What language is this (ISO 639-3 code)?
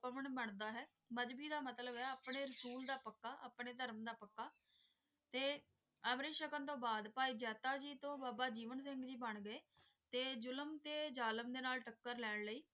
pan